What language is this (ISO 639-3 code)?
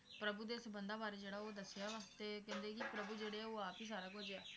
pan